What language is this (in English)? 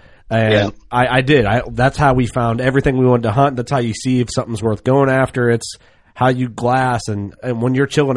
English